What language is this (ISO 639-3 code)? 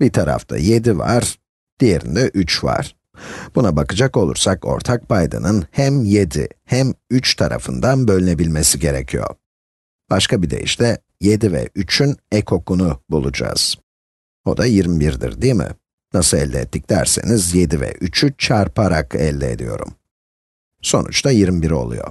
tur